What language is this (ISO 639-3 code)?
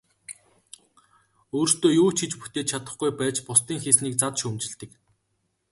mon